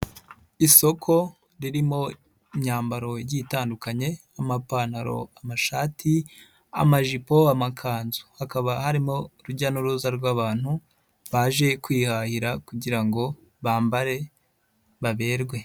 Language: Kinyarwanda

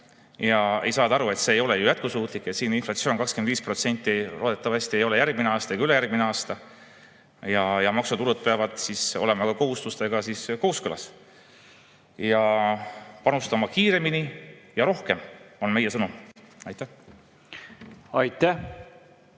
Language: Estonian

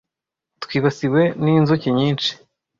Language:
Kinyarwanda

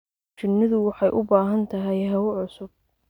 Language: Somali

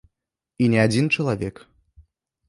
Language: Belarusian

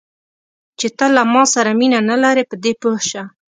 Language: Pashto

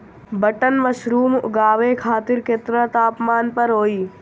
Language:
Bhojpuri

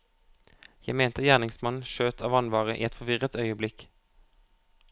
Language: Norwegian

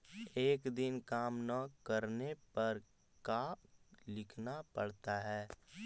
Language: Magahi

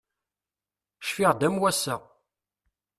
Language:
Kabyle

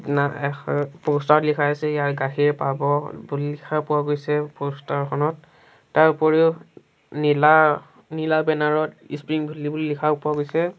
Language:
Assamese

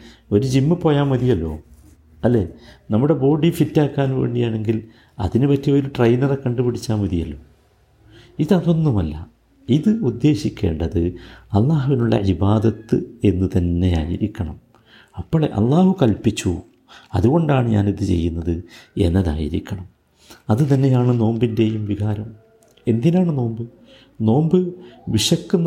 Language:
Malayalam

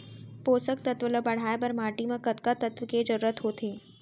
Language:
Chhattisgarhi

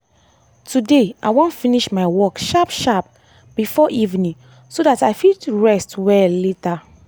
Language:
Nigerian Pidgin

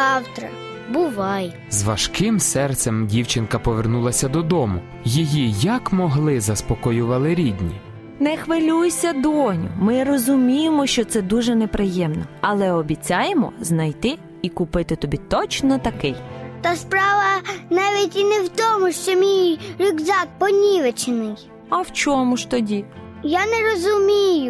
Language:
Ukrainian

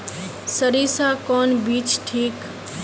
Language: Magahi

